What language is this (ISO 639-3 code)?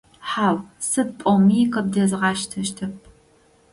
ady